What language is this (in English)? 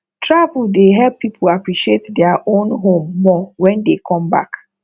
Nigerian Pidgin